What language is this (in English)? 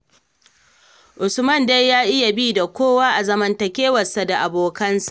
Hausa